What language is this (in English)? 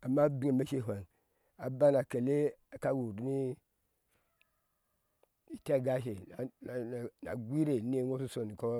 Ashe